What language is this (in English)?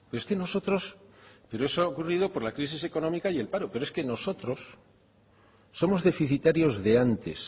Spanish